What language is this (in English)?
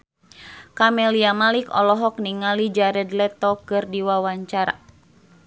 Sundanese